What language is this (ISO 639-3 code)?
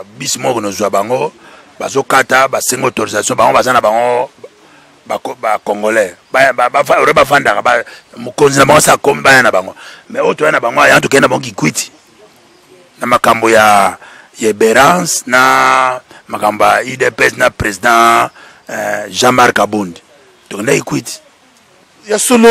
fra